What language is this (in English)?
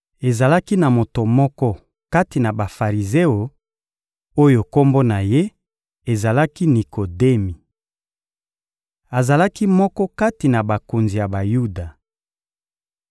Lingala